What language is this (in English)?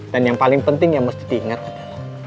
Indonesian